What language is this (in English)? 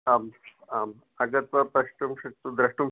Sanskrit